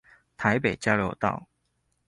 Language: Chinese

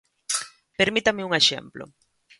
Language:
Galician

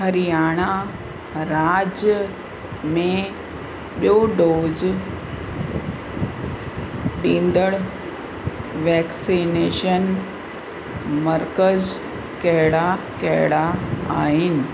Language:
Sindhi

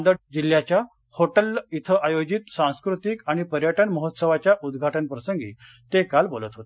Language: Marathi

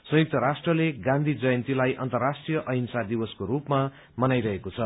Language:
Nepali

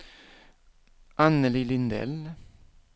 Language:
Swedish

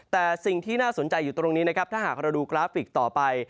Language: Thai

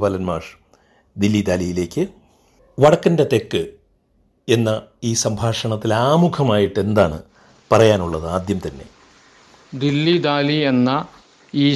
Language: Malayalam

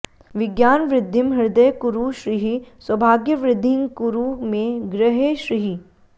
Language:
Sanskrit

